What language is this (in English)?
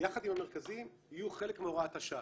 Hebrew